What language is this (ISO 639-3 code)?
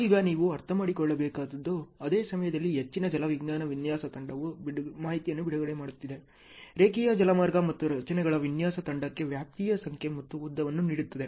kan